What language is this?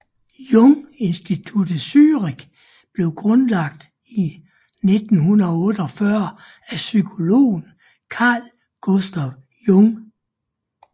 Danish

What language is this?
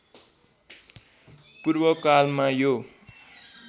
Nepali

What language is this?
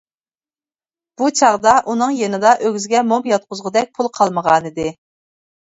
Uyghur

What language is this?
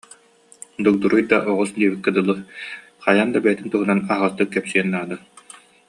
Yakut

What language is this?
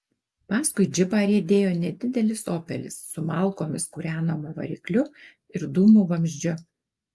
Lithuanian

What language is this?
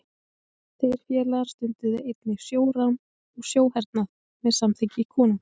Icelandic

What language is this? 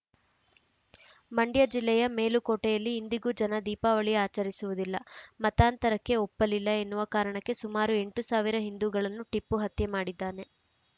Kannada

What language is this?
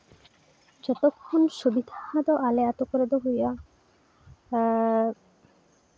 Santali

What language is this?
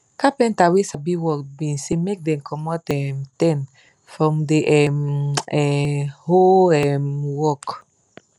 Nigerian Pidgin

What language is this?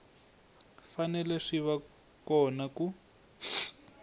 Tsonga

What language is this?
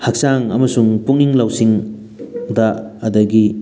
Manipuri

